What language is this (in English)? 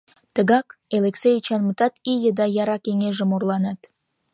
Mari